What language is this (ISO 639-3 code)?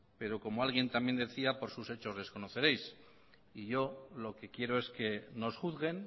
spa